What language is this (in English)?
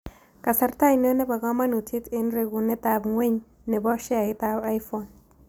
Kalenjin